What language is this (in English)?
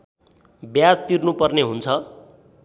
Nepali